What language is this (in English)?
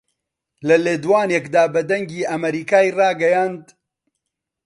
Central Kurdish